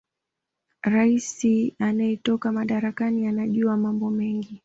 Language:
Swahili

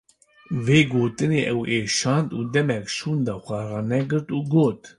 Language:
Kurdish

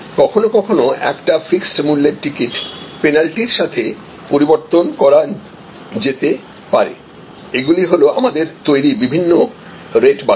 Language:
Bangla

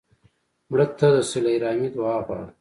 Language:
Pashto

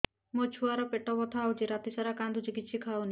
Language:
Odia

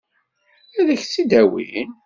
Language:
Kabyle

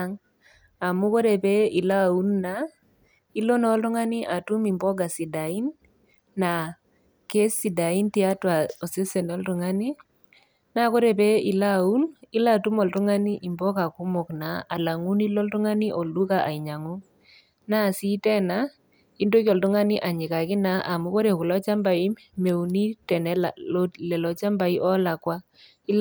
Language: Masai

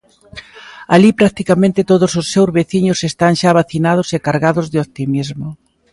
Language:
Galician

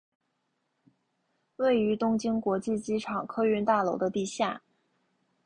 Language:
Chinese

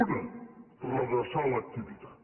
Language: Catalan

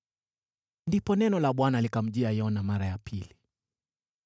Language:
Swahili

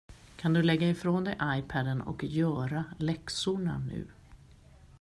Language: Swedish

